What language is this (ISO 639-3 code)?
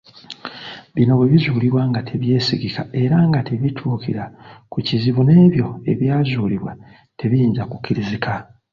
lug